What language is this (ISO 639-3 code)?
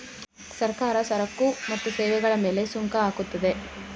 kan